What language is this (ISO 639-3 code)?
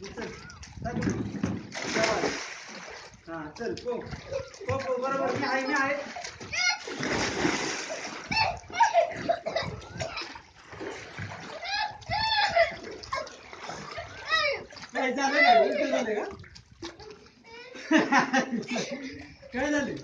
ara